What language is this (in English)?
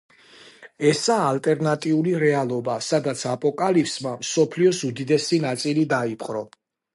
Georgian